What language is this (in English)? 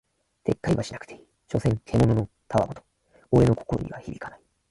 Japanese